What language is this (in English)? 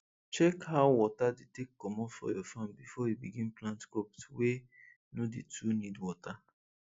Nigerian Pidgin